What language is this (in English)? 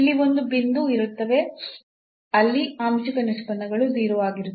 Kannada